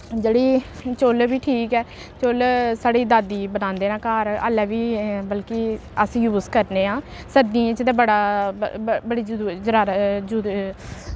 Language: Dogri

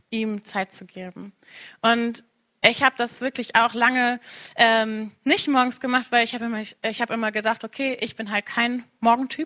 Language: German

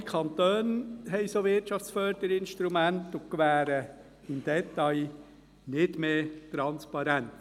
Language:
Swiss German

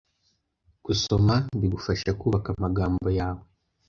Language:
Kinyarwanda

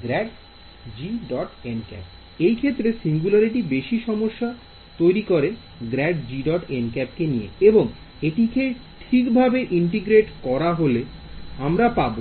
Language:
Bangla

